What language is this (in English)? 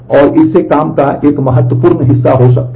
Hindi